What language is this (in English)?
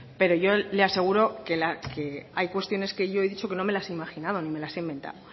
Spanish